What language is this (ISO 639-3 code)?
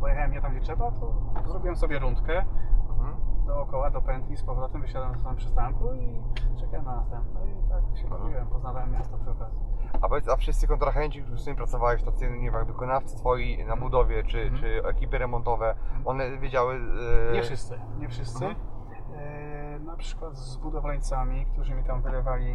pol